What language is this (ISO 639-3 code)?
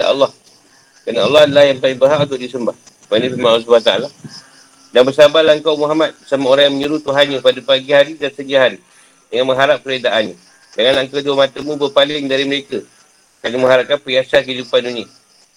msa